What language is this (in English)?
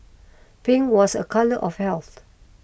English